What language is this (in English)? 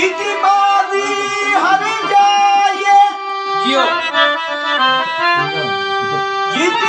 Urdu